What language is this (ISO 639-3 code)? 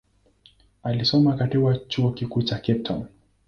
swa